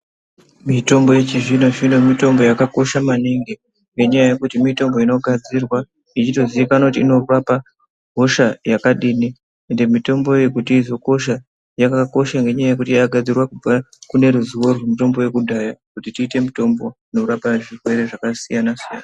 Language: Ndau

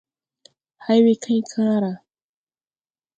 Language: Tupuri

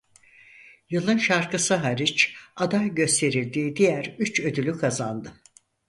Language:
Turkish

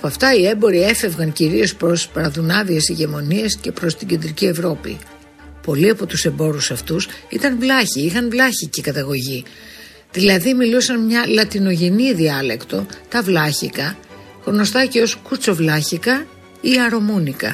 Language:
Greek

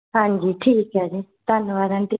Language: Punjabi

